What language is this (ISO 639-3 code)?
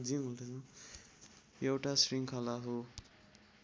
nep